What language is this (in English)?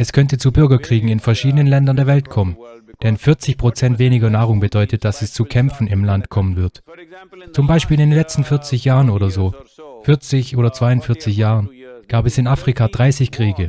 German